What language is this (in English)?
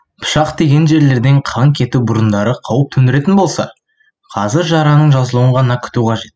Kazakh